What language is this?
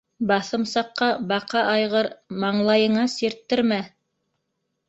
Bashkir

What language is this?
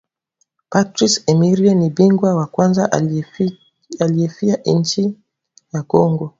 Swahili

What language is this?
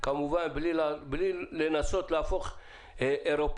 Hebrew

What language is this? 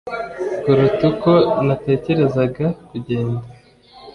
Kinyarwanda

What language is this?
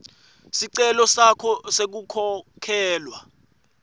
Swati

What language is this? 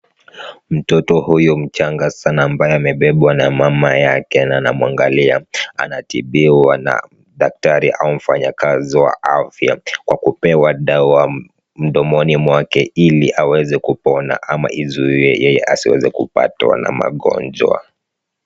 Swahili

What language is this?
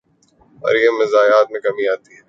Urdu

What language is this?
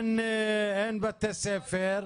Hebrew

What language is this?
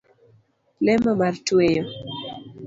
Luo (Kenya and Tanzania)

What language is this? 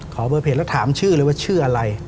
Thai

